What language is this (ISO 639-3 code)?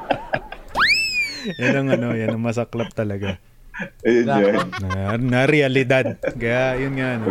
fil